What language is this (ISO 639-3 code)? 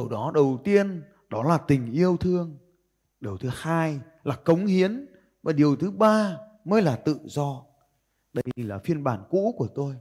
vie